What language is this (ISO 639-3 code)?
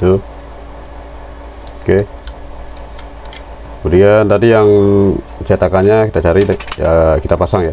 ind